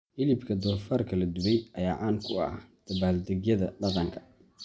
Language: Somali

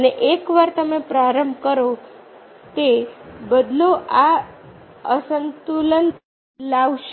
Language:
Gujarati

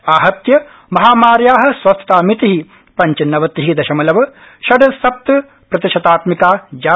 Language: Sanskrit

